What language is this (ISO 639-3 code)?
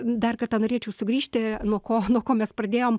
lit